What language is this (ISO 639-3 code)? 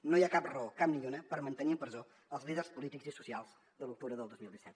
cat